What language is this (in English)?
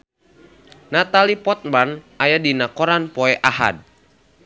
Sundanese